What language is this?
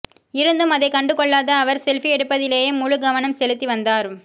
Tamil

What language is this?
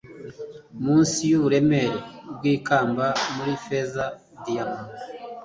Kinyarwanda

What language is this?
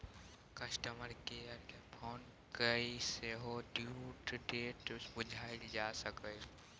Maithili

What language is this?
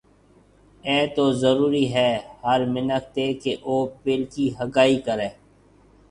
Marwari (Pakistan)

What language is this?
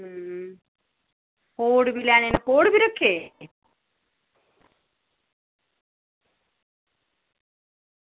Dogri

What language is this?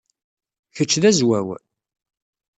Kabyle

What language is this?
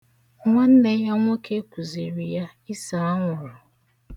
Igbo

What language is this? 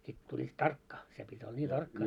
Finnish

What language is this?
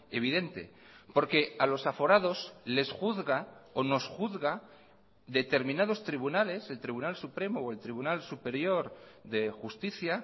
Spanish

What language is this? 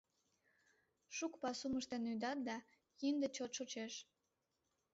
Mari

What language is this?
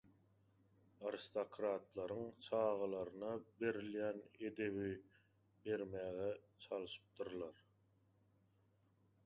Turkmen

